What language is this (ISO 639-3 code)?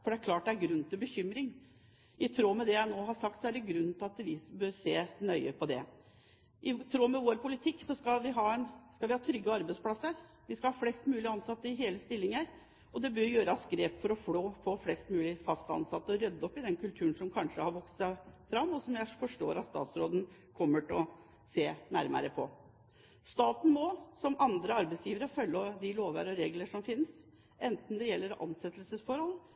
nob